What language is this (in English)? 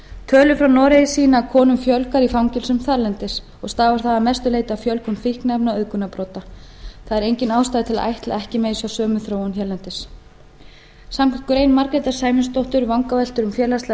Icelandic